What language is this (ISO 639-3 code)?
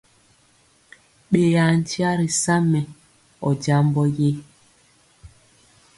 mcx